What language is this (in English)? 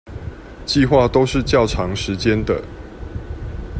Chinese